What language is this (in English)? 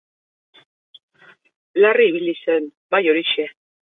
Basque